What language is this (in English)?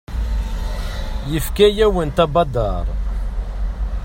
Kabyle